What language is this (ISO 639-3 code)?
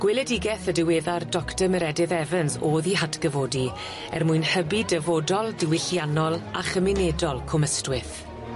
cym